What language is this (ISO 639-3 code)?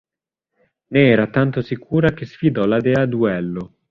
ita